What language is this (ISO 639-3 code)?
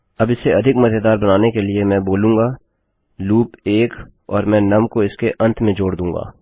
hin